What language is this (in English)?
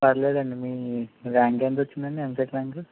Telugu